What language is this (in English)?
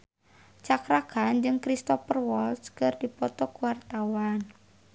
Sundanese